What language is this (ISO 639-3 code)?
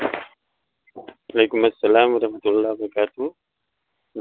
urd